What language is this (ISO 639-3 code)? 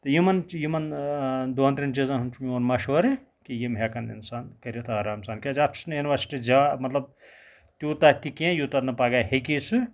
kas